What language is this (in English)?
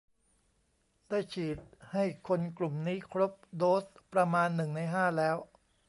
Thai